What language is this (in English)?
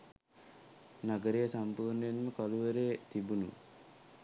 Sinhala